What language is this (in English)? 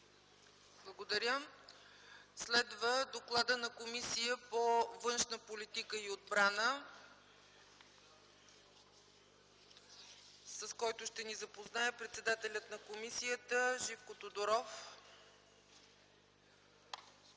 Bulgarian